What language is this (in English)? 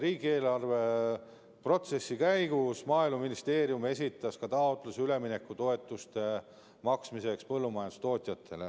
Estonian